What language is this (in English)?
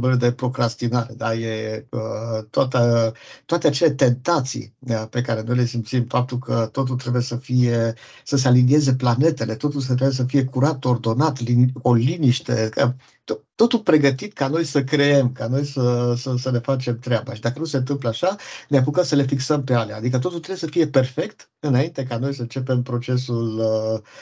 Romanian